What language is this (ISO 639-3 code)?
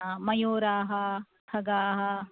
san